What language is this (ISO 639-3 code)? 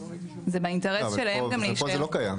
heb